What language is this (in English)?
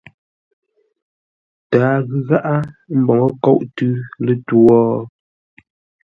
Ngombale